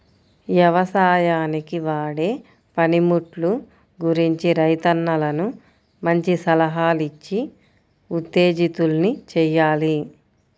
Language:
Telugu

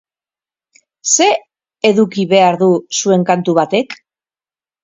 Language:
Basque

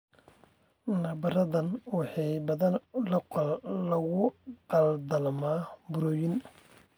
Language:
Somali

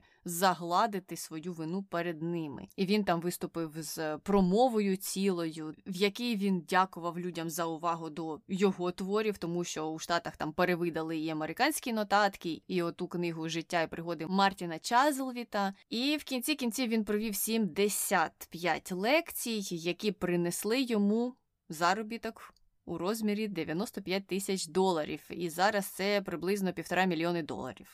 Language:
Ukrainian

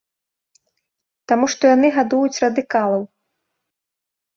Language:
Belarusian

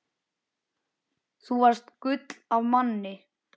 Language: Icelandic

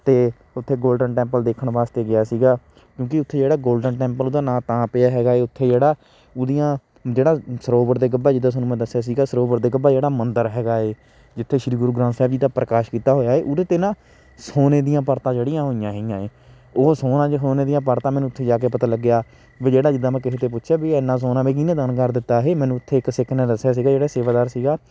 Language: Punjabi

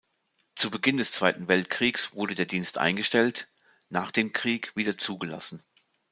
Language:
German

